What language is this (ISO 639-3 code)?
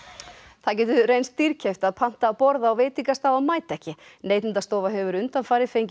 isl